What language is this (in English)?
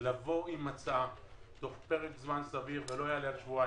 Hebrew